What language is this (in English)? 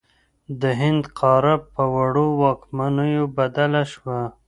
Pashto